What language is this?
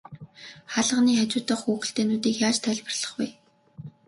Mongolian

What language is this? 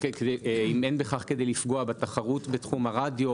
Hebrew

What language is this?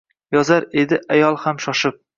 Uzbek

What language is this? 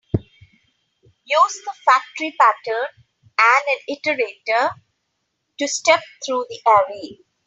English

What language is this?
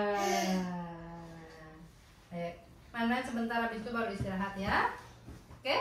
Indonesian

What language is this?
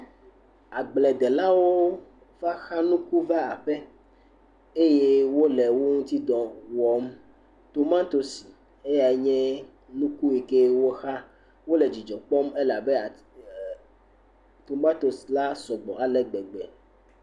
Ewe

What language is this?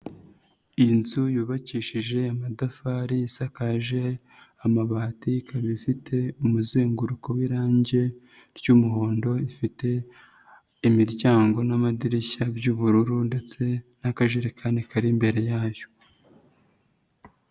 Kinyarwanda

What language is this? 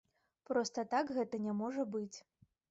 Belarusian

